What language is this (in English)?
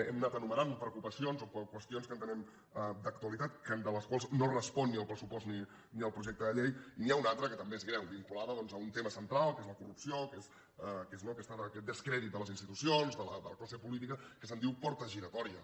Catalan